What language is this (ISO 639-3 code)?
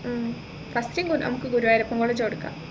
mal